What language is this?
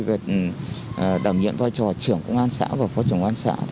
Vietnamese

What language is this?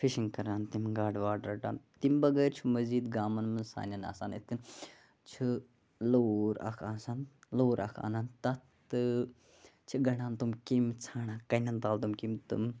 Kashmiri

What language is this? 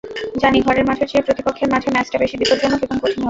Bangla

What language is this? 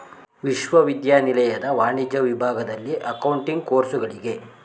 Kannada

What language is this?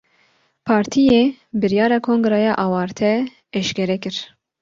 Kurdish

